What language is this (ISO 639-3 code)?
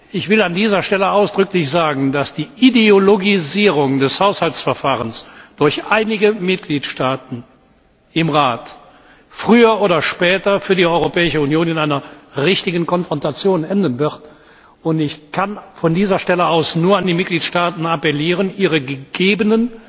deu